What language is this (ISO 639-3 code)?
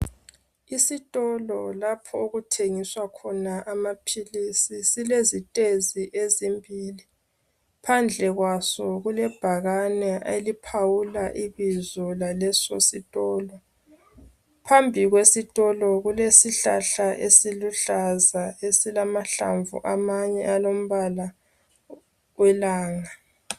nde